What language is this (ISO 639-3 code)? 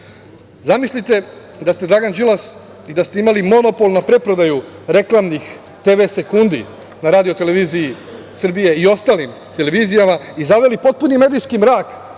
srp